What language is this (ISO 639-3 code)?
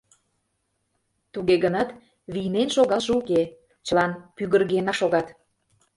chm